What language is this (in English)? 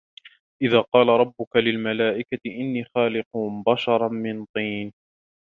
Arabic